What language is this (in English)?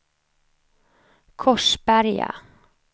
Swedish